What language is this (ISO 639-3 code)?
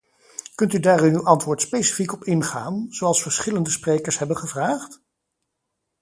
nld